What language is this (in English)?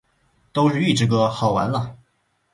Chinese